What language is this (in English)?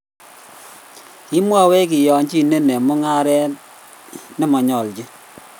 Kalenjin